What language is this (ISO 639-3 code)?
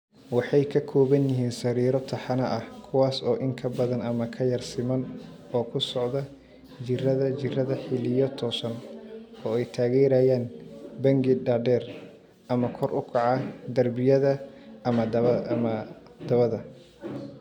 som